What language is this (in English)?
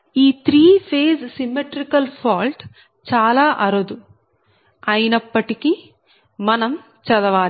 Telugu